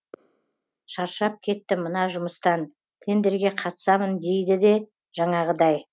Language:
Kazakh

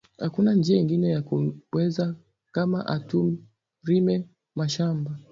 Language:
Swahili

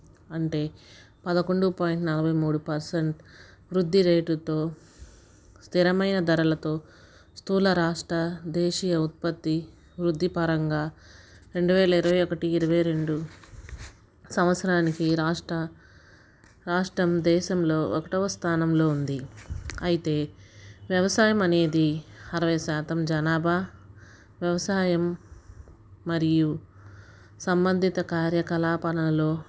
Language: Telugu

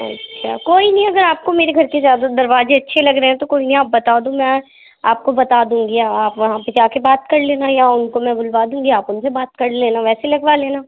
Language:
Urdu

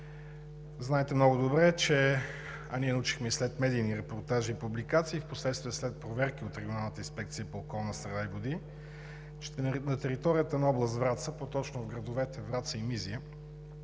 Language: Bulgarian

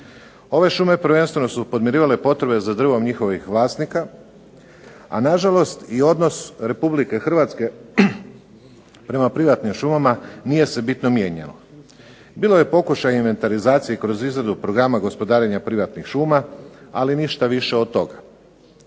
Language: Croatian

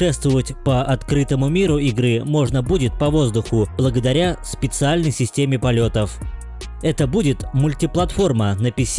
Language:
Russian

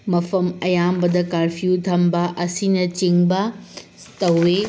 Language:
Manipuri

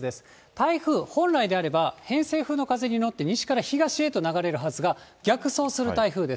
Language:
Japanese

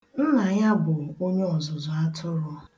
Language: Igbo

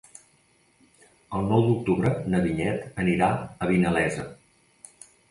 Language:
Catalan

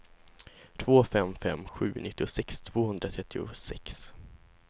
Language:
Swedish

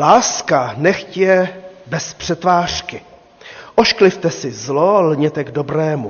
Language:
Czech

